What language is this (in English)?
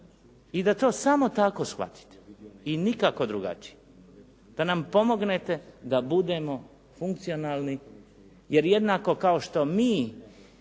Croatian